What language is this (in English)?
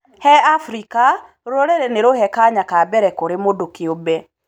Kikuyu